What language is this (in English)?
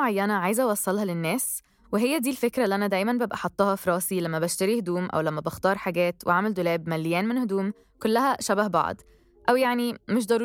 Arabic